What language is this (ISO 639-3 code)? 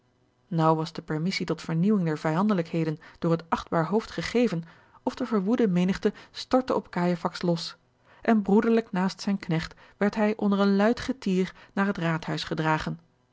nld